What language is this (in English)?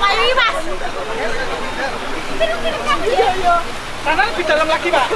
Indonesian